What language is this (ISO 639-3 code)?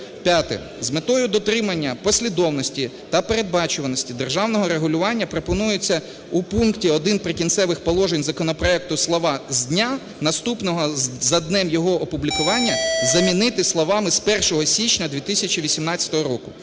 ukr